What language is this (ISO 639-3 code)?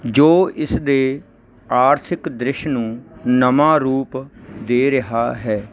pan